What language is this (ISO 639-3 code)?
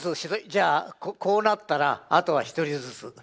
jpn